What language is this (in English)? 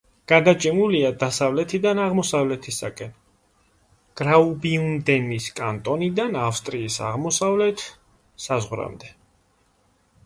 Georgian